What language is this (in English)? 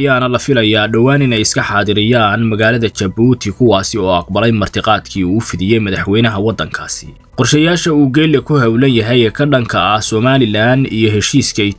Arabic